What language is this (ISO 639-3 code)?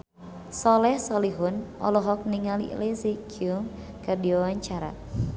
sun